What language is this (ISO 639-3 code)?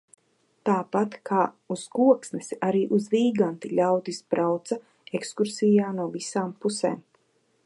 lav